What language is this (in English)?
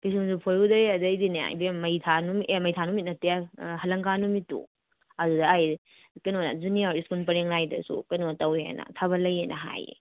Manipuri